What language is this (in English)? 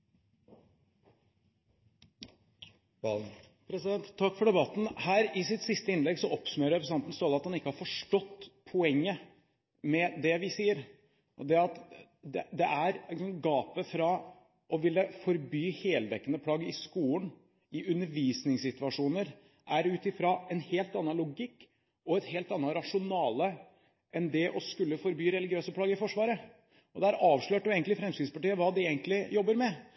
Norwegian Bokmål